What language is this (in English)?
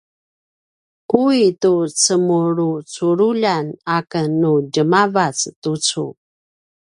Paiwan